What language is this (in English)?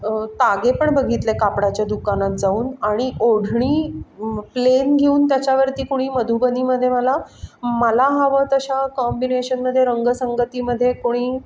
Marathi